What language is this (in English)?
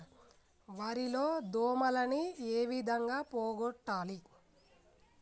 Telugu